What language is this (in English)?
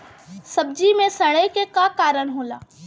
Bhojpuri